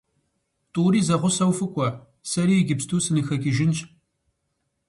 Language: Kabardian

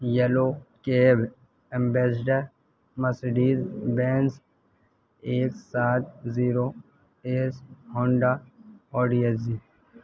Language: Urdu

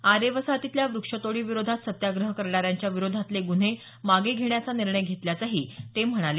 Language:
Marathi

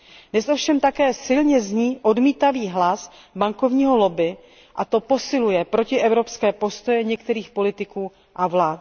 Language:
Czech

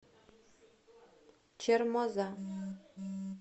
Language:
Russian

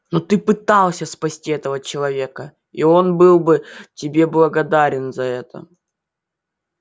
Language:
Russian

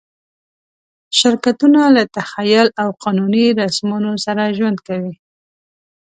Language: Pashto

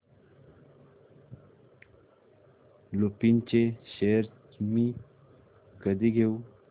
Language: Marathi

